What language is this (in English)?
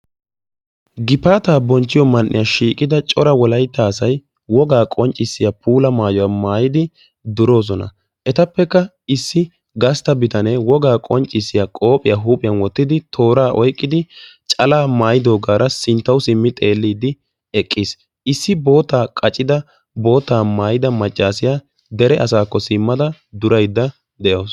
Wolaytta